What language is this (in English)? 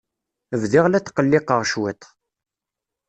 Kabyle